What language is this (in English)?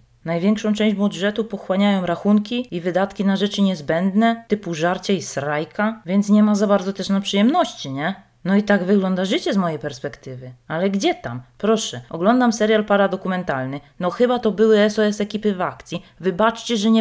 Polish